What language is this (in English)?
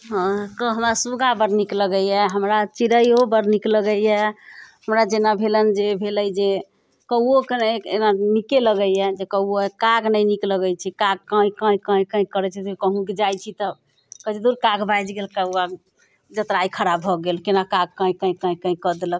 Maithili